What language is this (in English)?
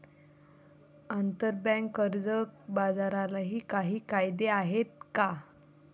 Marathi